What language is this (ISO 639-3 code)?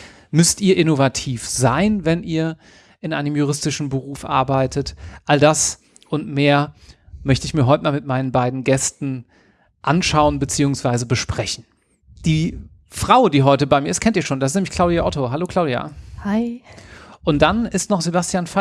deu